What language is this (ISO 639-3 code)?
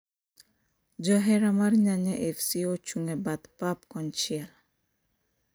luo